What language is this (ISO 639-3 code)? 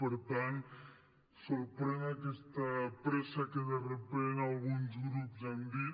cat